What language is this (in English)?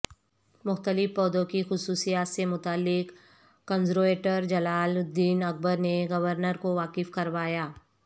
Urdu